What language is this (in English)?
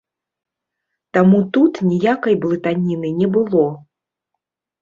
Belarusian